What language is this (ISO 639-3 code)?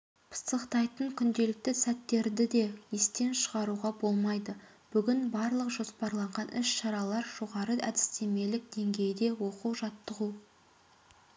kaz